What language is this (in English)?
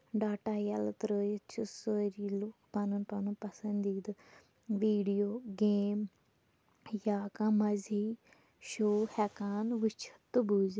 Kashmiri